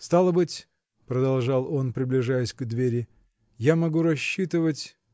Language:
Russian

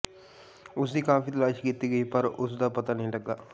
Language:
Punjabi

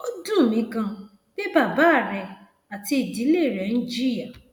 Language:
Yoruba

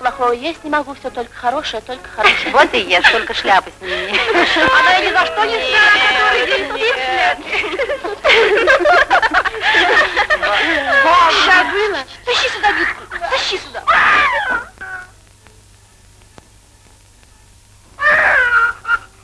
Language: Russian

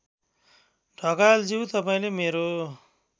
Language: Nepali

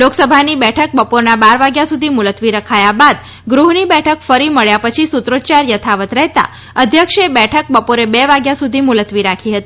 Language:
Gujarati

